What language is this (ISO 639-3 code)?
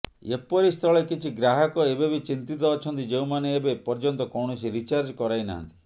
ori